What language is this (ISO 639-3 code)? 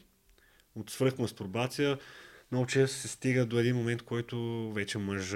bul